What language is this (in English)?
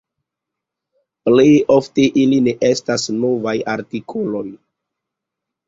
Esperanto